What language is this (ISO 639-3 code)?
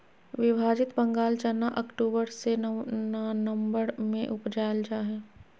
mag